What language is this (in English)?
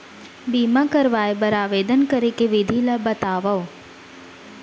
Chhattisgarhi